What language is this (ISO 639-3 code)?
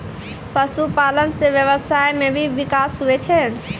mai